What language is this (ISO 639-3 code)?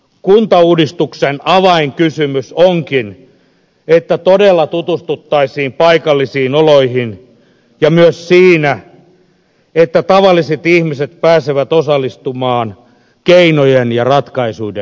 fin